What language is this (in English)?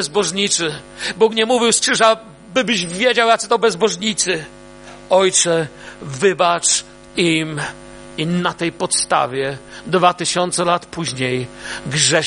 Polish